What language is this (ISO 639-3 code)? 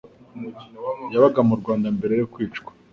kin